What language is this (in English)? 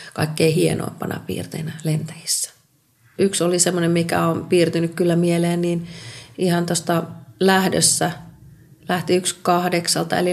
Finnish